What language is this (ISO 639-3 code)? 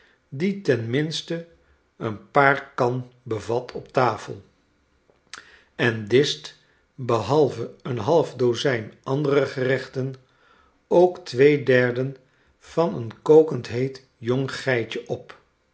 nld